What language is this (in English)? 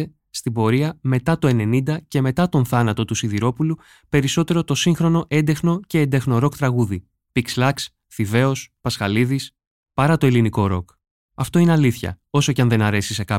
Greek